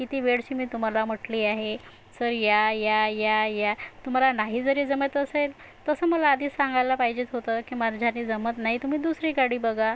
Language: Marathi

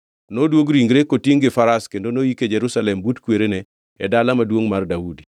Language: Luo (Kenya and Tanzania)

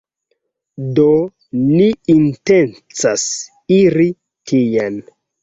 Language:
Esperanto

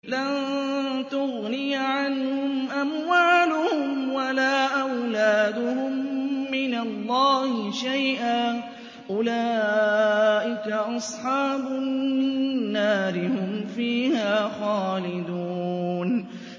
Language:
Arabic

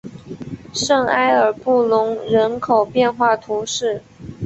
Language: Chinese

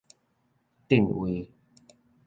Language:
Min Nan Chinese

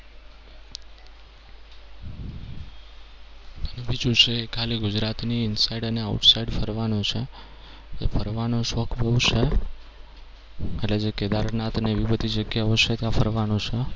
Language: Gujarati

